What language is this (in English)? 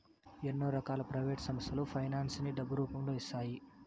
Telugu